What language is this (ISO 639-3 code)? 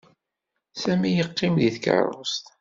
kab